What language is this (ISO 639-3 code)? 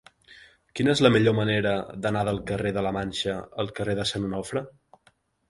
cat